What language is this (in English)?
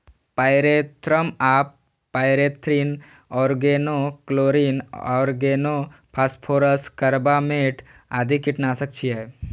Maithili